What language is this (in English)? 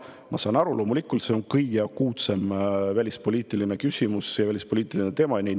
Estonian